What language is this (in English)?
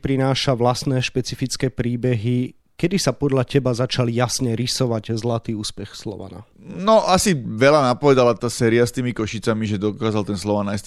Slovak